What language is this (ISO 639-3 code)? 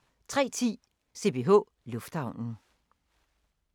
dan